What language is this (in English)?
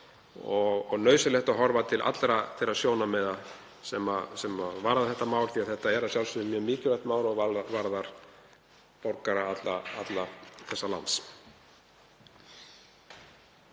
Icelandic